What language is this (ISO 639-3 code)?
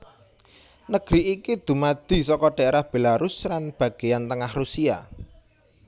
jav